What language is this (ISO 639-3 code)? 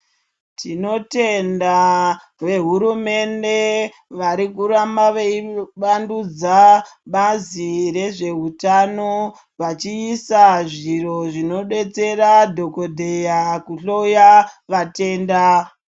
ndc